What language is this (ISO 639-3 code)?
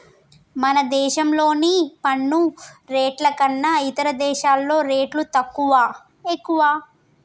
tel